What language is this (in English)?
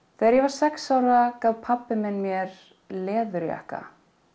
Icelandic